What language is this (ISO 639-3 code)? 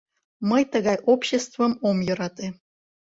chm